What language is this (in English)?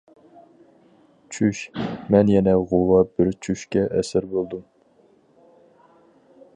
Uyghur